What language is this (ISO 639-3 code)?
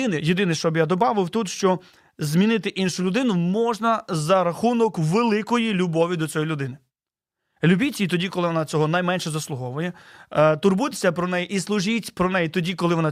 ukr